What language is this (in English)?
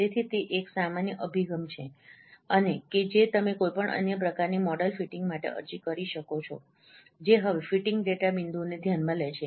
Gujarati